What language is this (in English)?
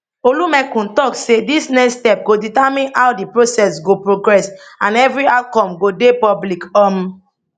Nigerian Pidgin